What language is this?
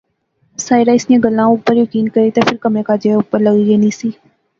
Pahari-Potwari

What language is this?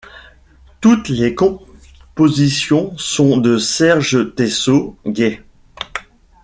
French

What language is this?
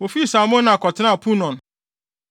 Akan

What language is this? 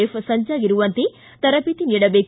Kannada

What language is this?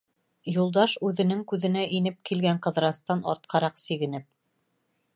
Bashkir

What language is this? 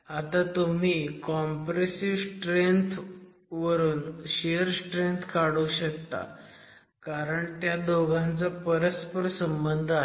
Marathi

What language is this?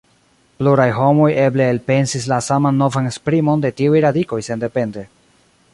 Esperanto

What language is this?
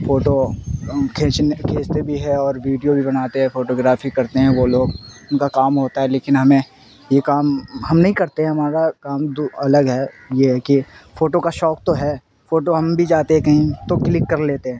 Urdu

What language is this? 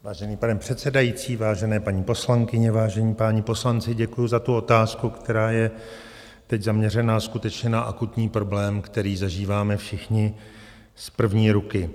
Czech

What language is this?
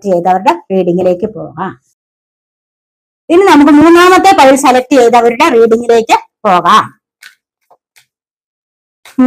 Arabic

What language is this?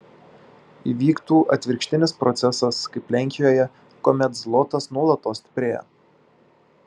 Lithuanian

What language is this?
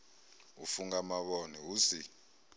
Venda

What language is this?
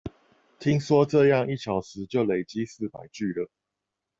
Chinese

